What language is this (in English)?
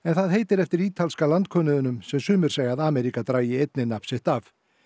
Icelandic